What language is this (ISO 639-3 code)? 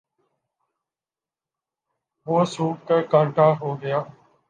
urd